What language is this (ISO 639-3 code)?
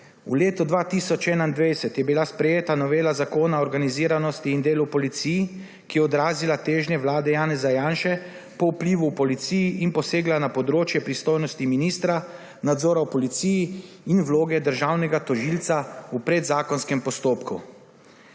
slv